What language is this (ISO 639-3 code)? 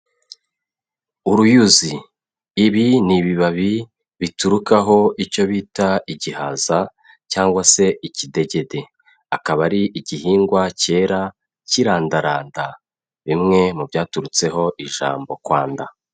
kin